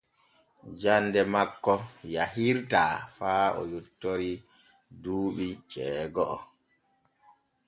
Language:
Borgu Fulfulde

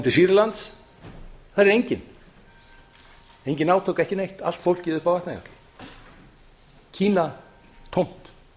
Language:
Icelandic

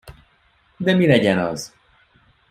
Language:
Hungarian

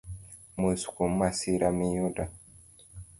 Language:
Luo (Kenya and Tanzania)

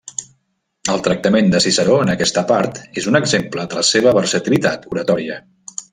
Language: Catalan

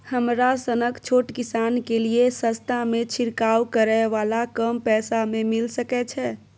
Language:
Maithili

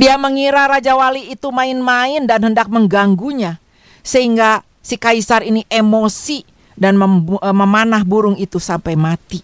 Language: Indonesian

